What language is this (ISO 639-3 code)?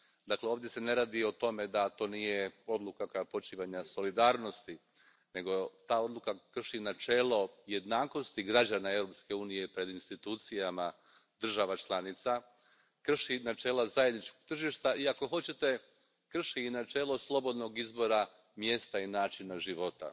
hrv